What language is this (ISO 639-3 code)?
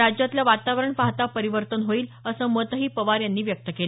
mar